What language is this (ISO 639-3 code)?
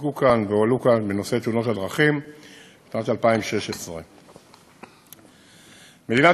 heb